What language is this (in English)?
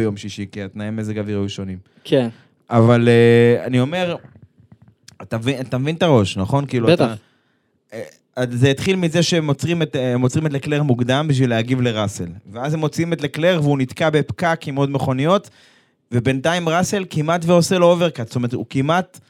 Hebrew